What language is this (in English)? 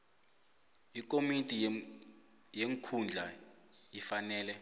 South Ndebele